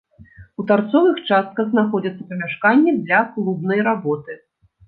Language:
Belarusian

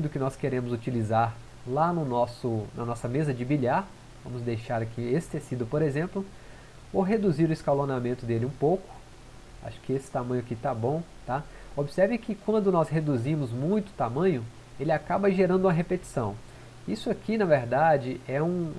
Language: Portuguese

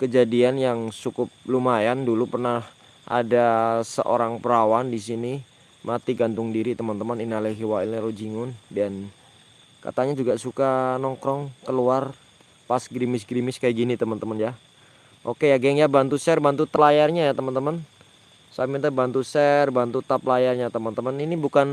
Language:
Indonesian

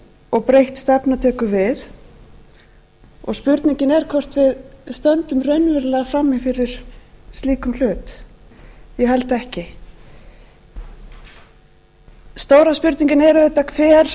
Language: Icelandic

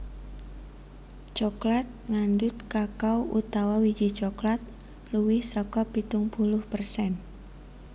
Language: Javanese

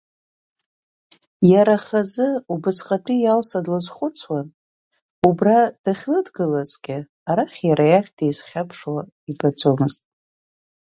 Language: Abkhazian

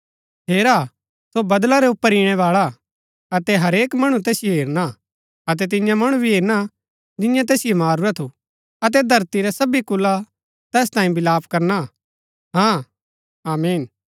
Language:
Gaddi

